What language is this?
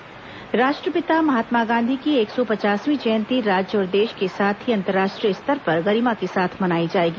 Hindi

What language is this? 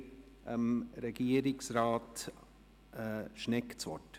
Swiss German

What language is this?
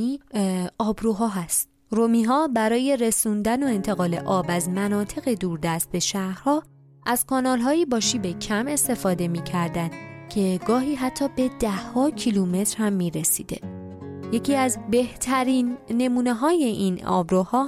Persian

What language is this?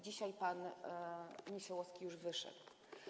Polish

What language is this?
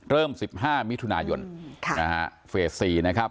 Thai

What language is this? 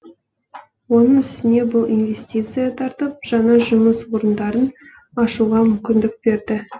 Kazakh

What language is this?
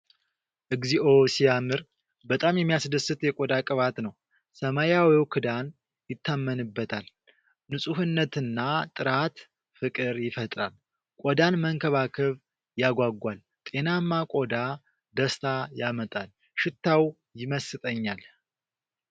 Amharic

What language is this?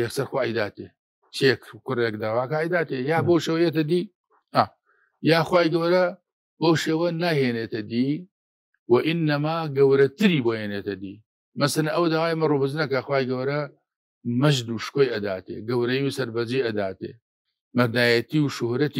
Arabic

